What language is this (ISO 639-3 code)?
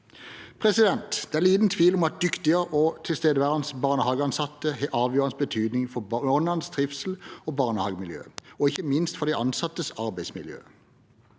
nor